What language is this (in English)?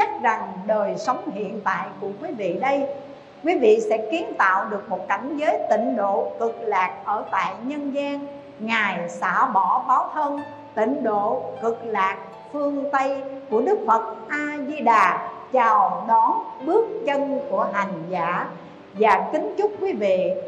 Vietnamese